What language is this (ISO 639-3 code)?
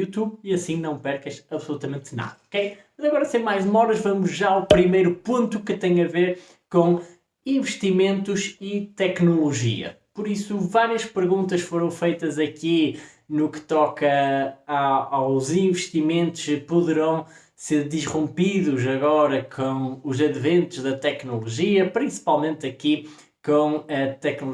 por